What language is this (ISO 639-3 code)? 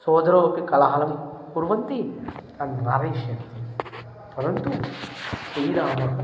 san